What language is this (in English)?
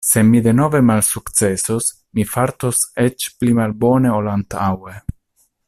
Esperanto